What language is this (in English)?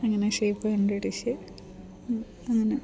Malayalam